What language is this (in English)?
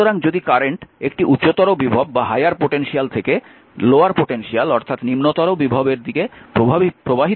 Bangla